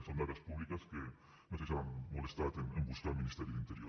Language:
Catalan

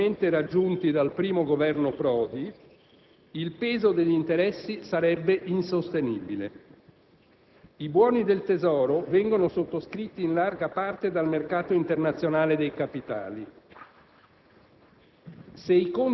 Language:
Italian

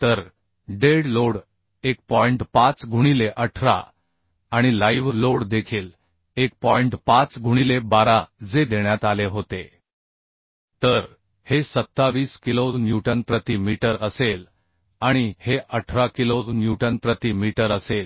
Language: Marathi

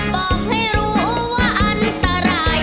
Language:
Thai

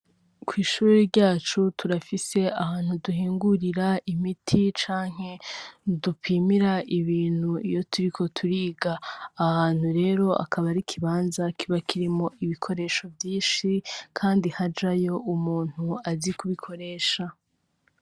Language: Rundi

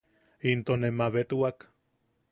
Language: Yaqui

